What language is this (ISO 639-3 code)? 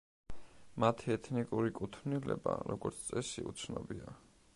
kat